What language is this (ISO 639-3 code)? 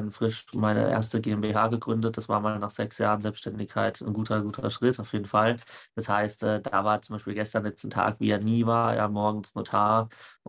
deu